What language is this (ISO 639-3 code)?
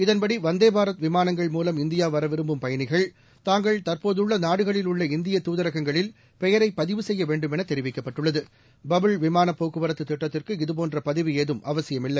tam